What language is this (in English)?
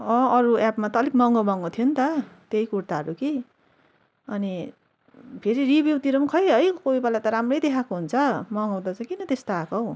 Nepali